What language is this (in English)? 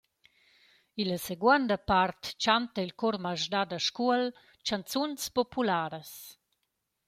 Romansh